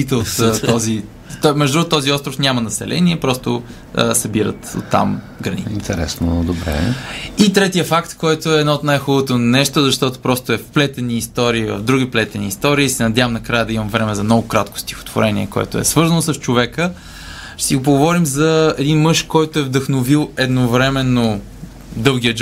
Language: Bulgarian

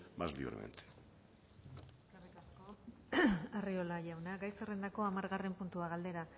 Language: Basque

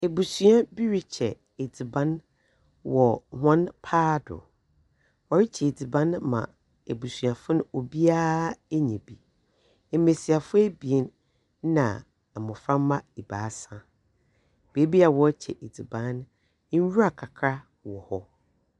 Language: Akan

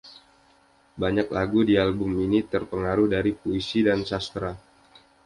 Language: Indonesian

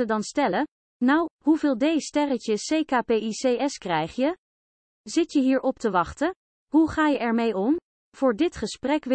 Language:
Dutch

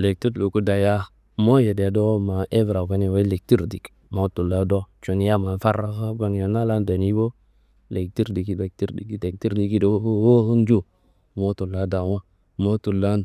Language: Kanembu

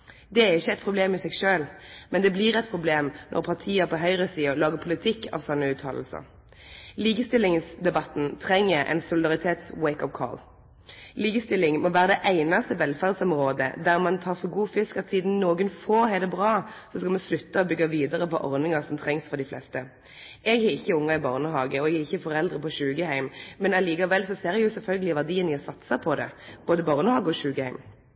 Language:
Norwegian Nynorsk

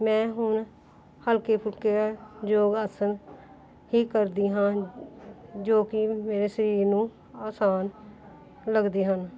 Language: Punjabi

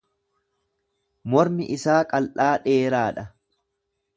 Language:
Oromo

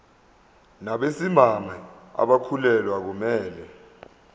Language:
Zulu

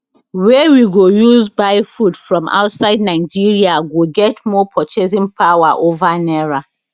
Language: Nigerian Pidgin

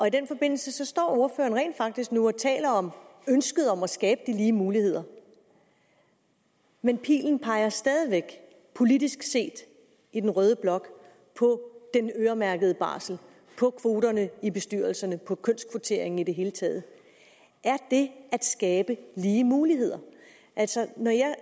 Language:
Danish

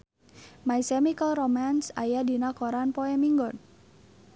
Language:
Sundanese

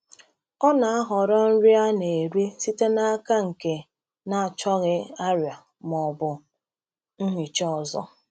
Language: Igbo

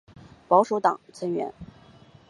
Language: Chinese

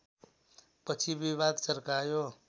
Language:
Nepali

